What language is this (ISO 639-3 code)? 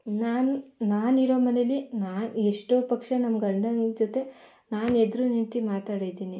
kan